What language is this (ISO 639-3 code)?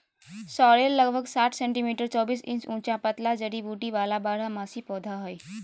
mag